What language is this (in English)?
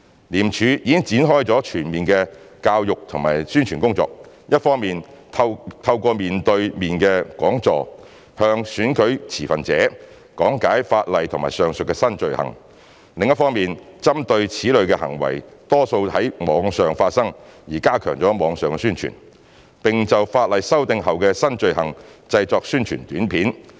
Cantonese